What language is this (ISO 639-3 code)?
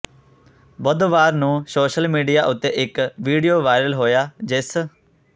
pan